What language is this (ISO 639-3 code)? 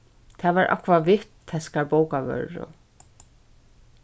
fao